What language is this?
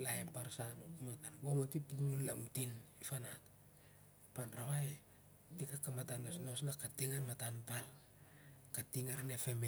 Siar-Lak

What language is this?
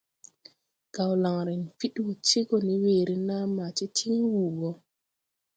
Tupuri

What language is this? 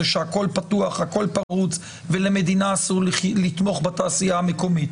Hebrew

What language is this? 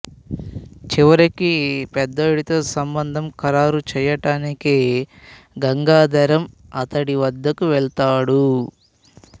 Telugu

